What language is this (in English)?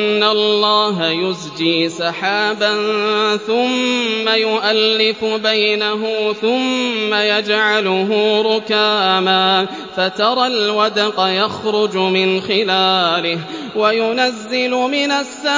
Arabic